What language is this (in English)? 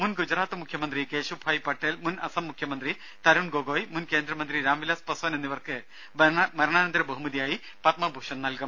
Malayalam